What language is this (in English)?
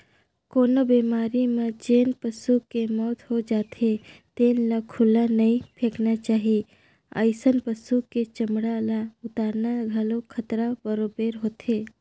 Chhattisgarhi